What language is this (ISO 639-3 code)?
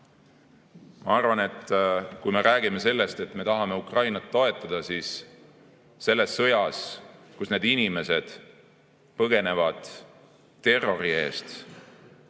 est